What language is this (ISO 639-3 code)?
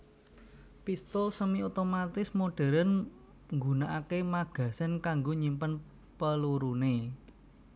jav